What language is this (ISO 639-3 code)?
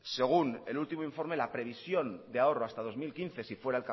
spa